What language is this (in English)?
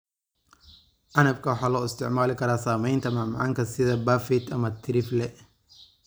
Somali